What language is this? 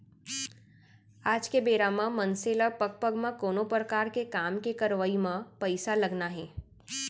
Chhattisgarhi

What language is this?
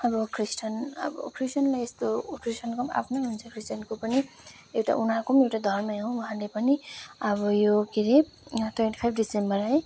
Nepali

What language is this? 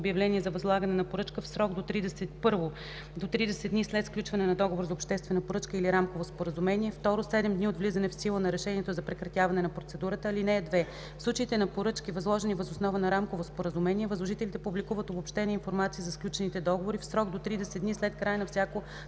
Bulgarian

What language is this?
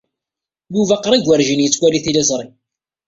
Kabyle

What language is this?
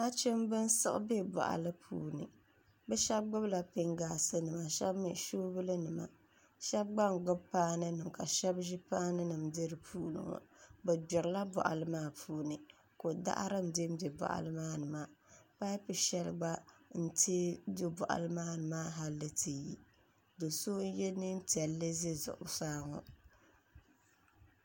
Dagbani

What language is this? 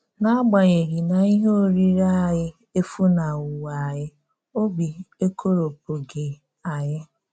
Igbo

